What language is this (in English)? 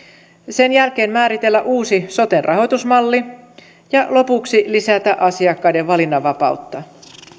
Finnish